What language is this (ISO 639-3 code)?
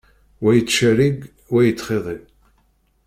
kab